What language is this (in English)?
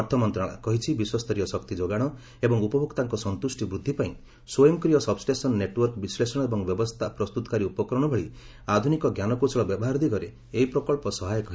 Odia